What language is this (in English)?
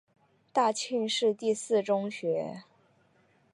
Chinese